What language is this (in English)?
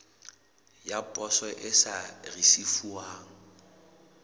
Southern Sotho